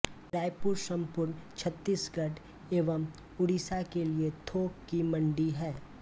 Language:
Hindi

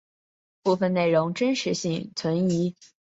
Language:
Chinese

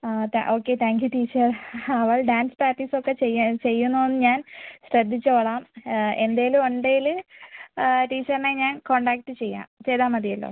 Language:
Malayalam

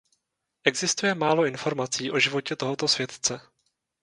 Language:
Czech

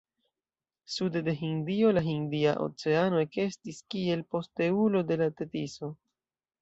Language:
Esperanto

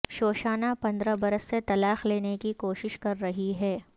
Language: Urdu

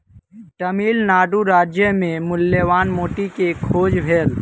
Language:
Maithili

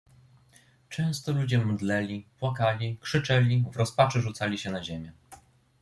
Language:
Polish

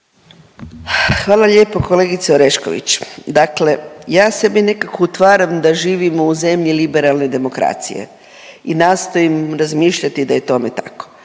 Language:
Croatian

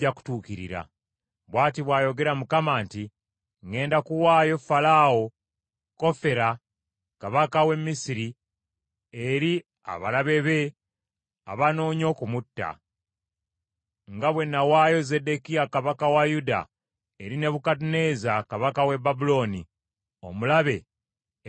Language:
Ganda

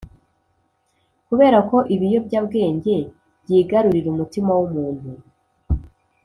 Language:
Kinyarwanda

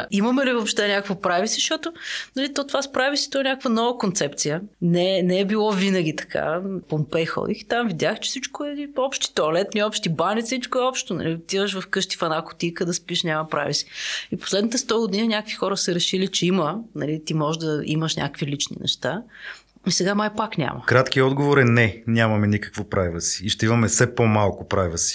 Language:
Bulgarian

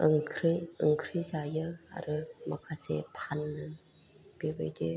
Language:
Bodo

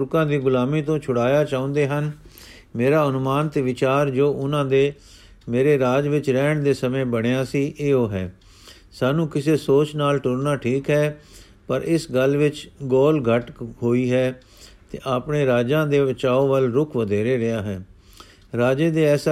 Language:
Punjabi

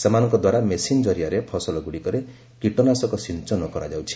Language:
Odia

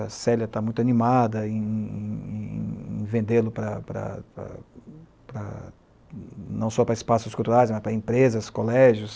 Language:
Portuguese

